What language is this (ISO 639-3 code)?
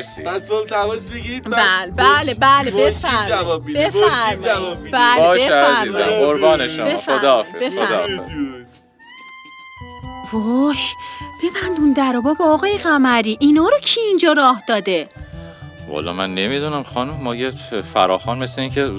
fas